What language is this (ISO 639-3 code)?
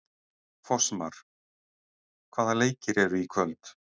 isl